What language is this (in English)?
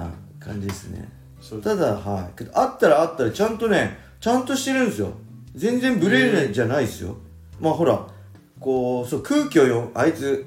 Japanese